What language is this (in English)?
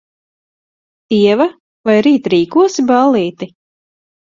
Latvian